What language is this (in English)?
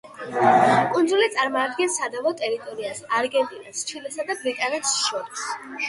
Georgian